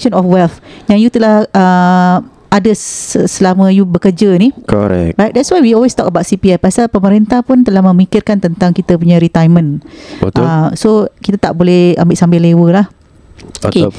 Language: Malay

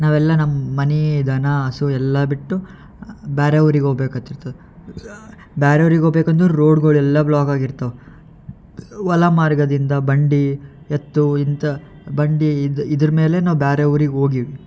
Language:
Kannada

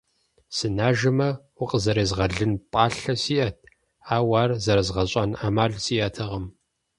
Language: Kabardian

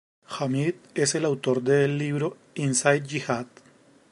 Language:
Spanish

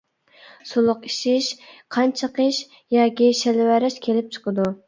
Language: Uyghur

